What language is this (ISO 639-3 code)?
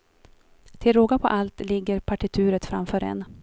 swe